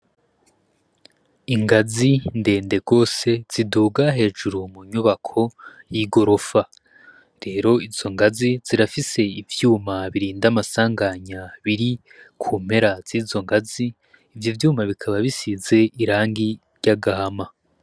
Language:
Rundi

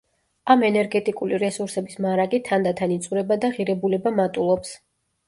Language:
Georgian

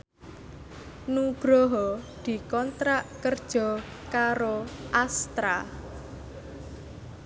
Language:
Javanese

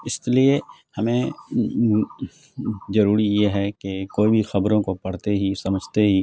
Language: Urdu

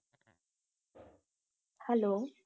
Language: Punjabi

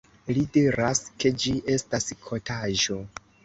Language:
Esperanto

